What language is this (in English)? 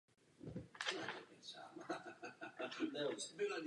Czech